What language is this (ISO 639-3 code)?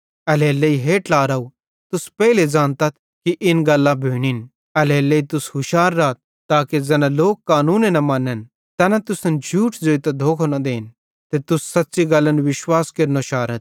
bhd